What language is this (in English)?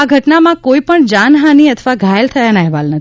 Gujarati